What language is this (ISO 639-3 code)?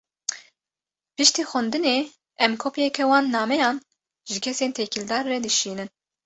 kur